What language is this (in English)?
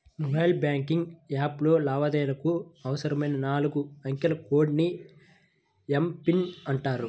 Telugu